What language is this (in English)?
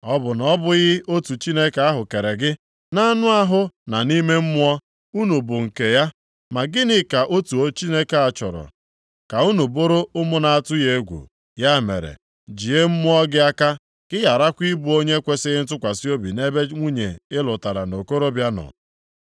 Igbo